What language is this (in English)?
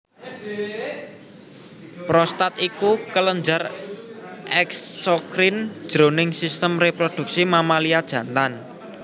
Javanese